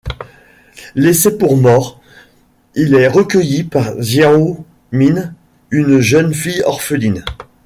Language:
French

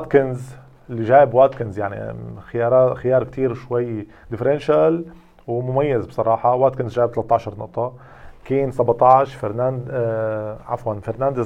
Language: Arabic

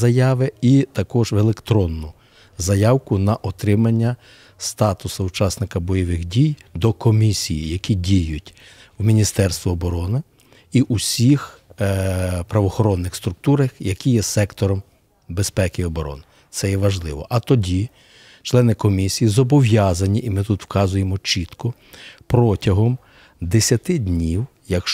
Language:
Ukrainian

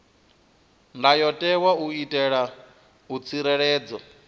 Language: Venda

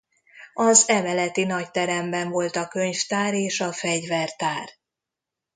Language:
Hungarian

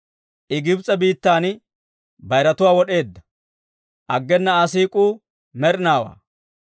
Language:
Dawro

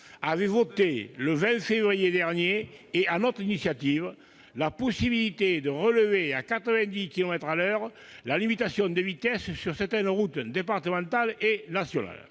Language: French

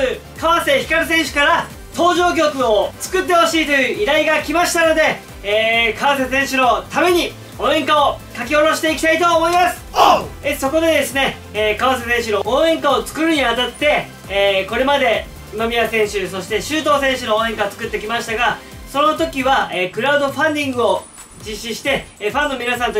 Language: Japanese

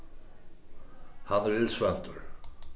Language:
Faroese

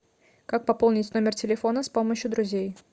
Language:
Russian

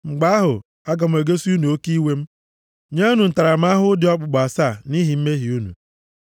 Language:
Igbo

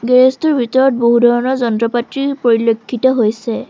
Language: Assamese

